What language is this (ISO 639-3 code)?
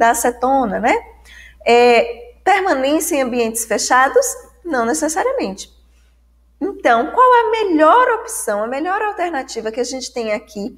por